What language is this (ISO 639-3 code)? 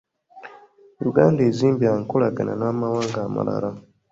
lug